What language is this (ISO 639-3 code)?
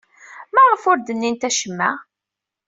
kab